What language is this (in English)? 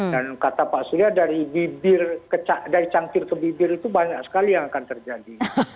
Indonesian